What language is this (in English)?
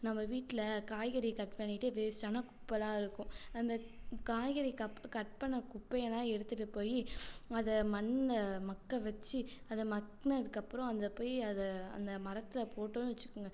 Tamil